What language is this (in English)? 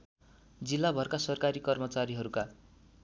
Nepali